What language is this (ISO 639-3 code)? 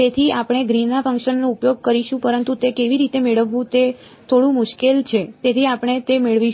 guj